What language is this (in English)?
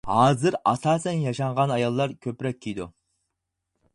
Uyghur